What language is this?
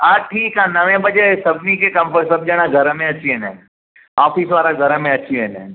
Sindhi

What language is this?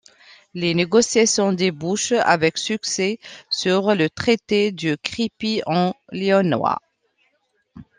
French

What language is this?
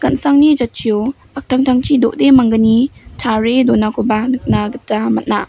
Garo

